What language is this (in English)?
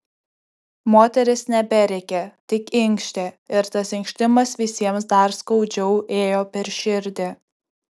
Lithuanian